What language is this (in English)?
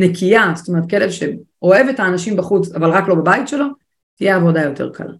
Hebrew